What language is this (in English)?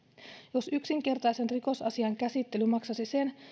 Finnish